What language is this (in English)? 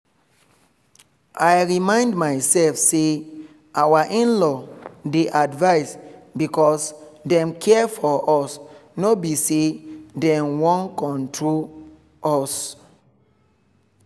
Nigerian Pidgin